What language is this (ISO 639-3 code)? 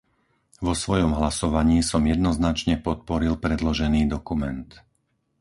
slk